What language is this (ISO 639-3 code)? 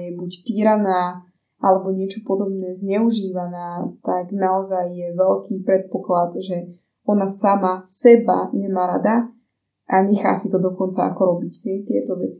slk